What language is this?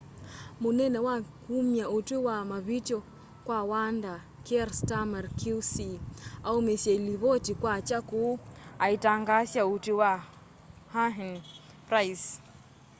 Kamba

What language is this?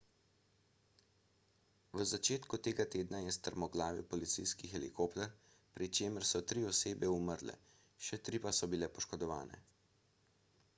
Slovenian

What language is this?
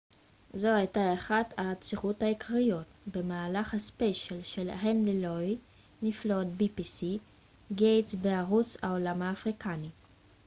Hebrew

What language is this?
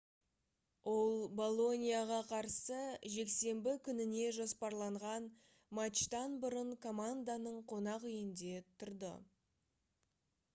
Kazakh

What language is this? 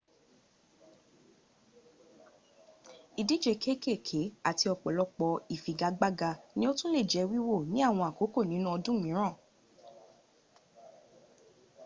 Yoruba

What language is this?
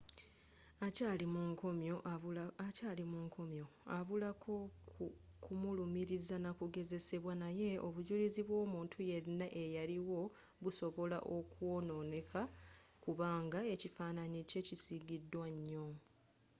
Ganda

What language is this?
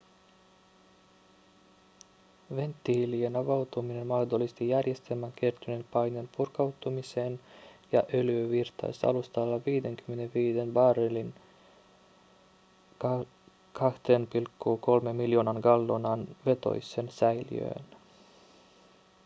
Finnish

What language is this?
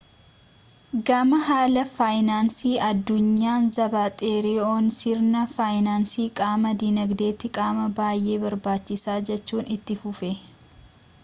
Oromo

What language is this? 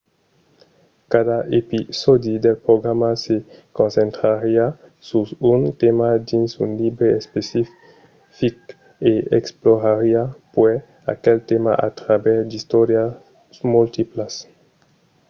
Occitan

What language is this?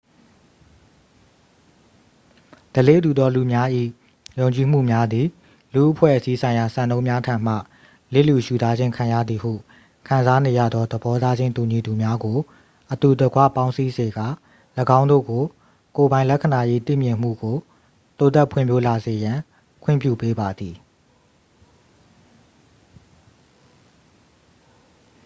Burmese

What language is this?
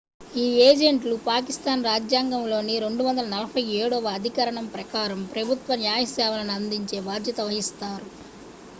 Telugu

